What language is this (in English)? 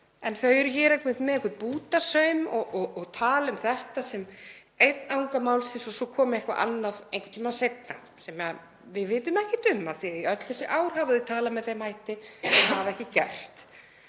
Icelandic